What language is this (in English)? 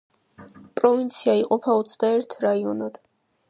Georgian